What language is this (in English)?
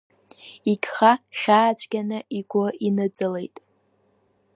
Abkhazian